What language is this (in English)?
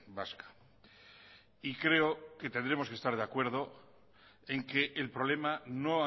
Spanish